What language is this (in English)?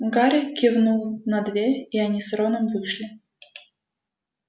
Russian